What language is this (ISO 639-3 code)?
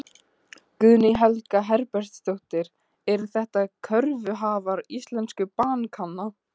isl